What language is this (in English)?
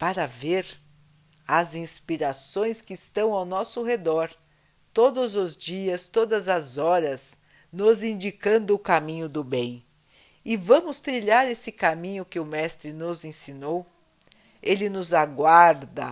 Portuguese